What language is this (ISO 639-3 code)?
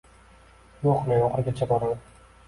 uzb